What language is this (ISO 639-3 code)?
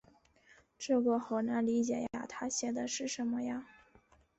zho